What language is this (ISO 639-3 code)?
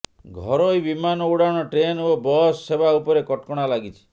ori